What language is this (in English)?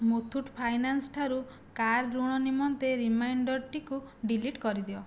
Odia